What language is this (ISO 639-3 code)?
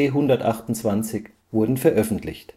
deu